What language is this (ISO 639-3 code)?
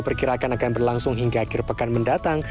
ind